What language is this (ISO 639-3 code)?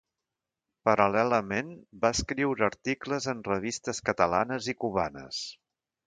cat